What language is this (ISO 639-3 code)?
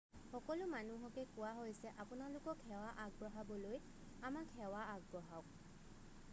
asm